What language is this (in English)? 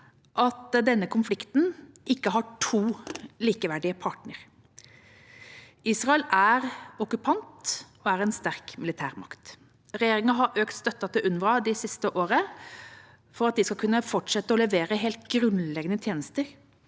Norwegian